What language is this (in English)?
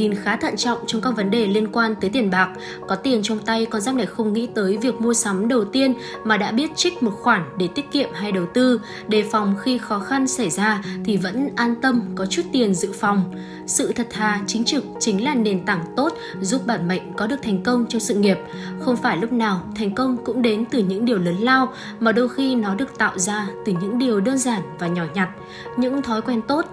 Vietnamese